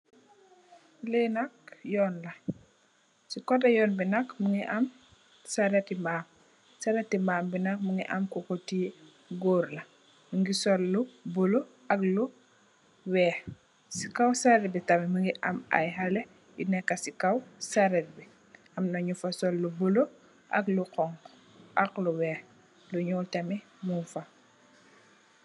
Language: Wolof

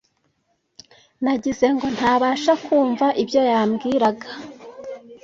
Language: Kinyarwanda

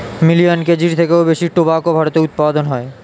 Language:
Bangla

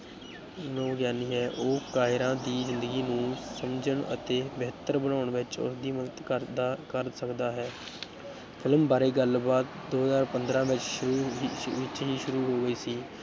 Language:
Punjabi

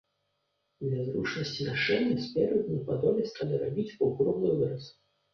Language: Belarusian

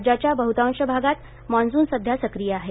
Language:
Marathi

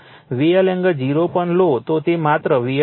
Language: Gujarati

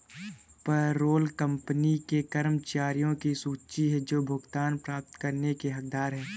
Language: Hindi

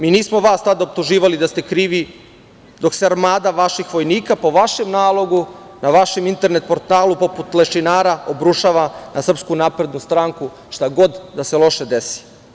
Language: Serbian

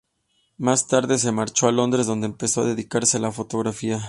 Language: Spanish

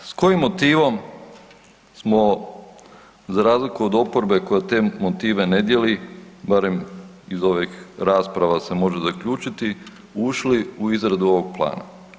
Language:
Croatian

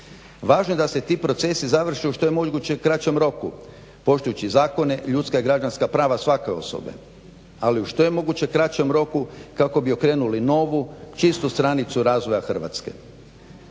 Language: Croatian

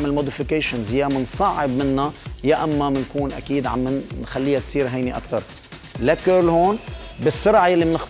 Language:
Arabic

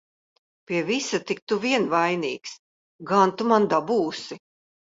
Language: Latvian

